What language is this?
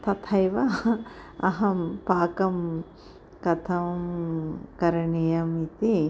Sanskrit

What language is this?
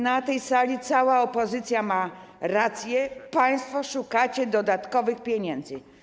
Polish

